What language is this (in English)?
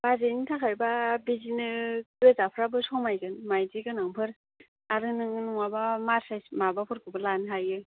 Bodo